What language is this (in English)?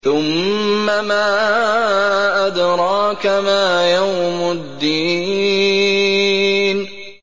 Arabic